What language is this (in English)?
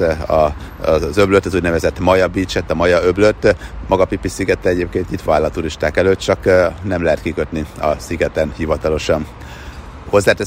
Hungarian